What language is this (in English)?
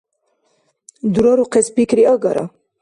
Dargwa